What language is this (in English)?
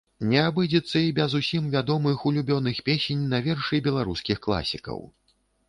Belarusian